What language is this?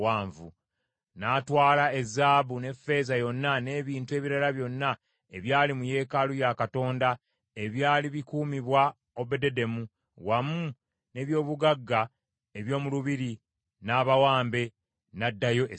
Ganda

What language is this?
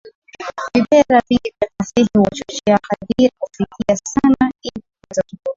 Swahili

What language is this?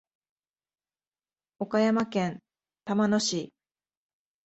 Japanese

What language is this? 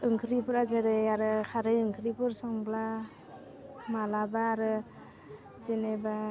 Bodo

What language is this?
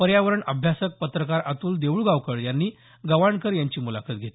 Marathi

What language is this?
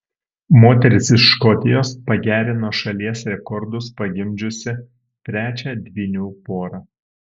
Lithuanian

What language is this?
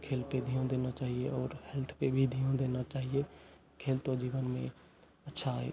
Hindi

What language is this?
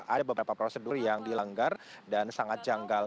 Indonesian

